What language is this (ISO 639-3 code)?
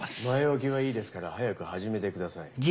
jpn